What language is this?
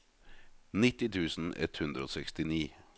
Norwegian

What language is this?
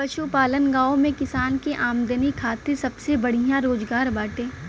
Bhojpuri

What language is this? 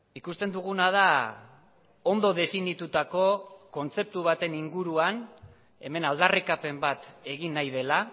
Basque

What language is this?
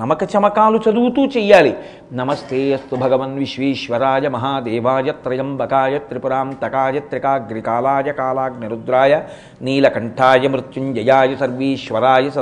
Telugu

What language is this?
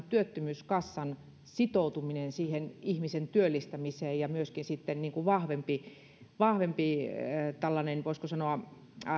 Finnish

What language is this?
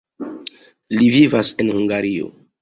Esperanto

